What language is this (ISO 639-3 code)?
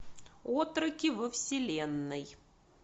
rus